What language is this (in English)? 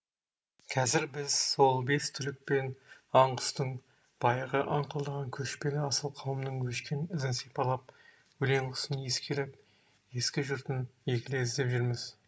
Kazakh